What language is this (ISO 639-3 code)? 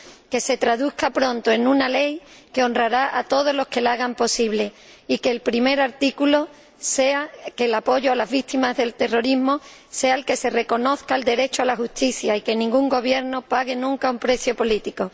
spa